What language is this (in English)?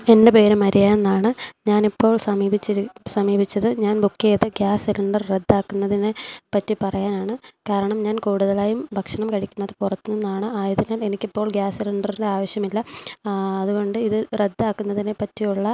Malayalam